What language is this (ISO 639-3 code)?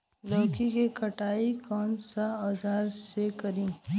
bho